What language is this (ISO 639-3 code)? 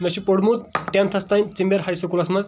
kas